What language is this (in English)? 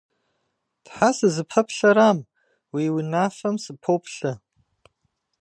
Kabardian